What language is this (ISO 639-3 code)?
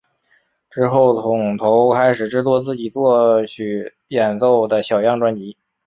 zho